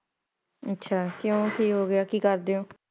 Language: Punjabi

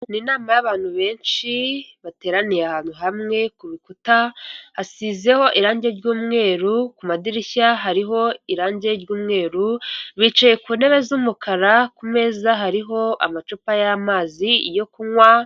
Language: Kinyarwanda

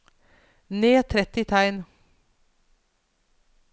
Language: Norwegian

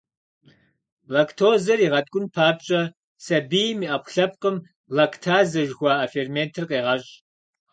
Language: Kabardian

